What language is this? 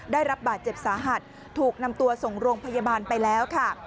Thai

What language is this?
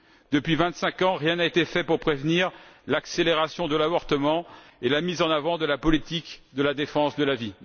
French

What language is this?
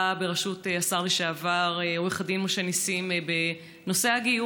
Hebrew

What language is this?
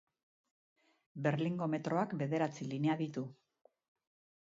Basque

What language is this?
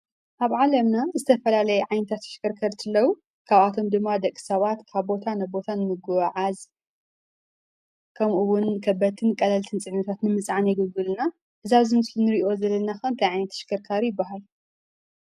Tigrinya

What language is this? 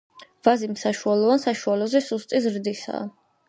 Georgian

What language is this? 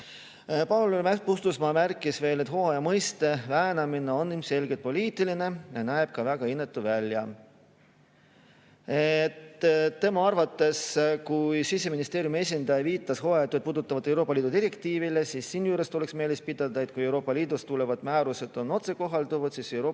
Estonian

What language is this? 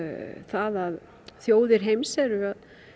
Icelandic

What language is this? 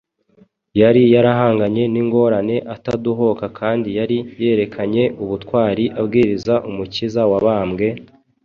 Kinyarwanda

